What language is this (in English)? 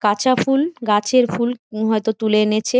Bangla